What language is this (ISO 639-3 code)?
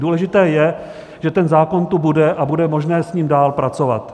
ces